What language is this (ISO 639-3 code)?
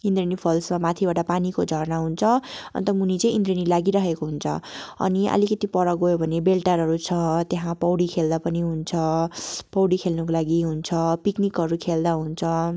nep